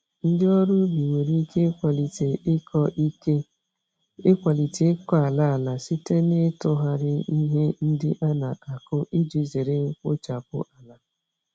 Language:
Igbo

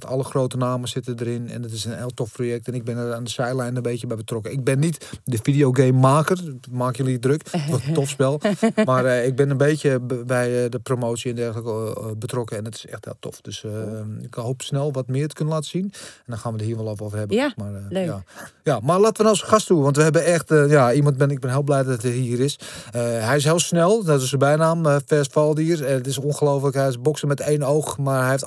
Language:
Dutch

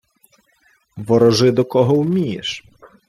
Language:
Ukrainian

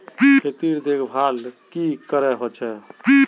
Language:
Magahi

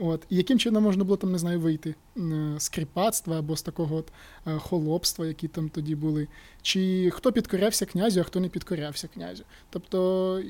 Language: Ukrainian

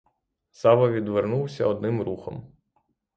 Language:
Ukrainian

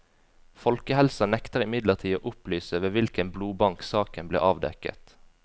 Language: Norwegian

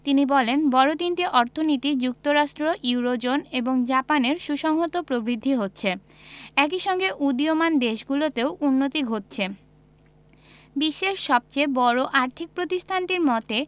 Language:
Bangla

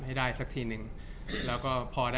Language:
Thai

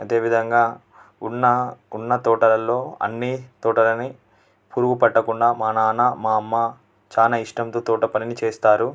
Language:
Telugu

